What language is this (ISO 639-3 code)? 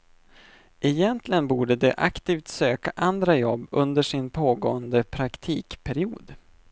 swe